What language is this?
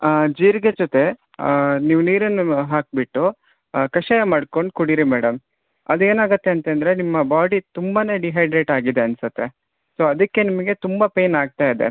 Kannada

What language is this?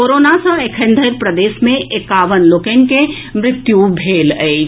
Maithili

